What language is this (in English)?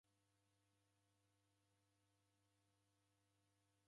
Taita